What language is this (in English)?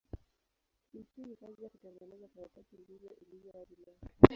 Swahili